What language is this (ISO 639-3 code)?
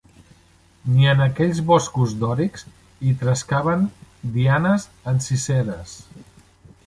cat